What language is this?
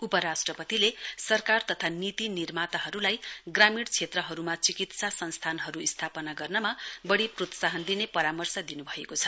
Nepali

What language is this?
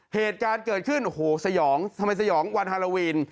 Thai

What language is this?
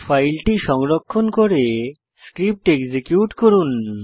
Bangla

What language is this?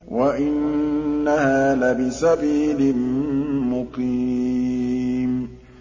Arabic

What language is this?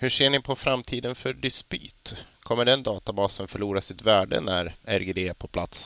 Swedish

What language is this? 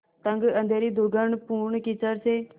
Hindi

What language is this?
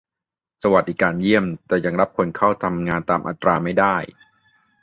Thai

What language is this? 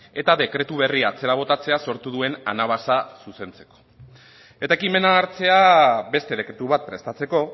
Basque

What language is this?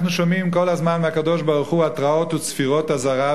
Hebrew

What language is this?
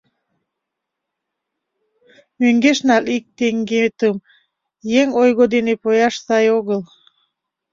Mari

